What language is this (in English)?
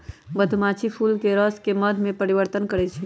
Magahi